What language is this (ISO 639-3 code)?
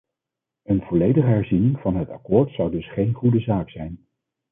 nld